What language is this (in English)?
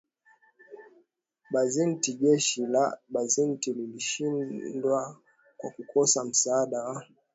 Swahili